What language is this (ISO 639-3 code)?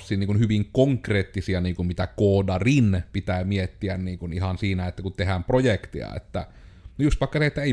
fin